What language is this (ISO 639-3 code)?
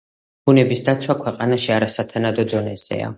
kat